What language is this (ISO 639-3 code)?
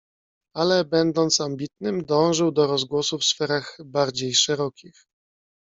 pol